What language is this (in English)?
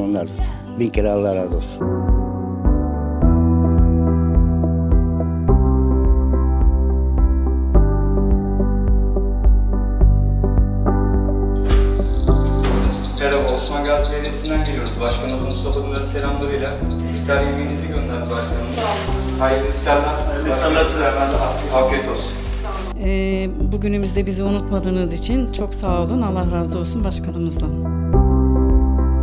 Turkish